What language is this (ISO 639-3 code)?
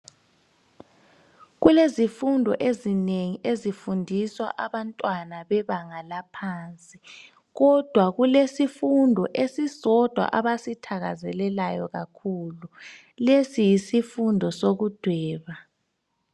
nde